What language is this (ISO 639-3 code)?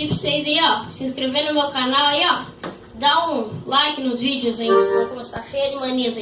por